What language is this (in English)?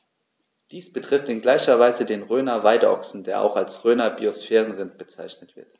German